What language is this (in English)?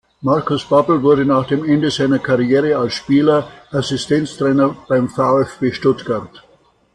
German